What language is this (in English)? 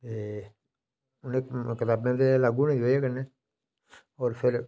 Dogri